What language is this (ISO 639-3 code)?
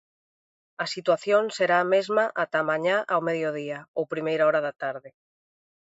glg